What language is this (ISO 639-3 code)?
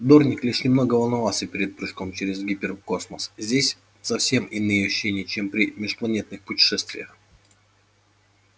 rus